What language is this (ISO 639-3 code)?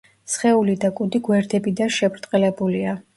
kat